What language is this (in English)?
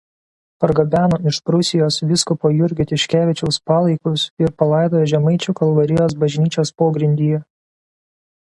Lithuanian